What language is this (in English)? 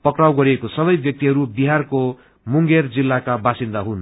Nepali